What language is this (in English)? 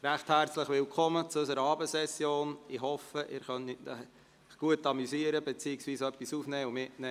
Swiss German